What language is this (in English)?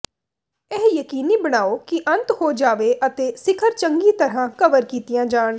Punjabi